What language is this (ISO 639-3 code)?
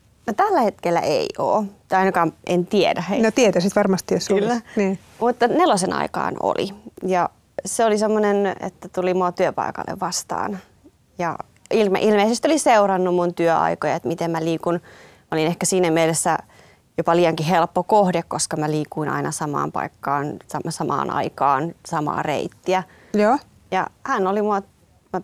fin